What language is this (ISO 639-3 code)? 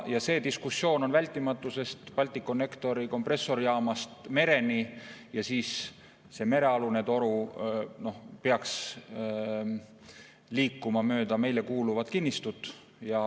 est